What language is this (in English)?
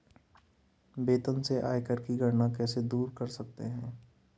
Hindi